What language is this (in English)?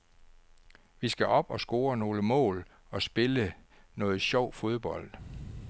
Danish